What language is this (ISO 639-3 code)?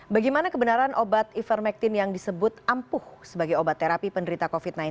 ind